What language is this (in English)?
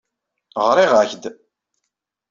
Kabyle